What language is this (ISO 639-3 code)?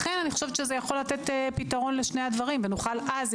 heb